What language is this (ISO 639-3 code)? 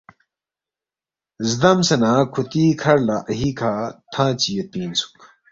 bft